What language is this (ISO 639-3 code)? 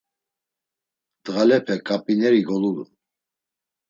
lzz